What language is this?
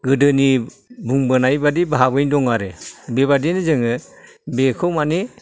Bodo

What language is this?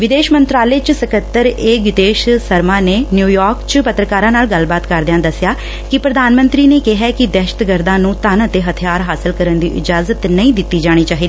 Punjabi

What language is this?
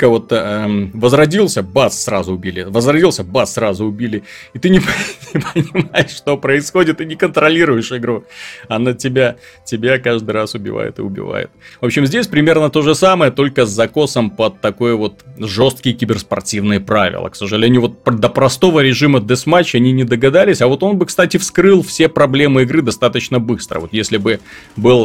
Russian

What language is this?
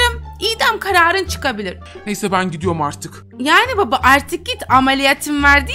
Turkish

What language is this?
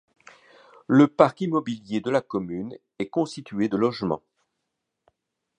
French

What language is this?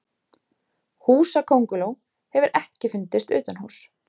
Icelandic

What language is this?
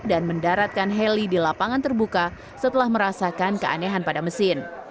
Indonesian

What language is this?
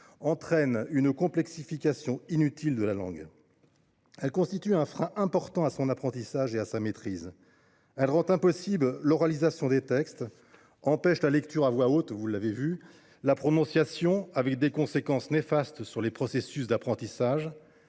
French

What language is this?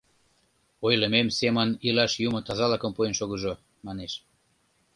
Mari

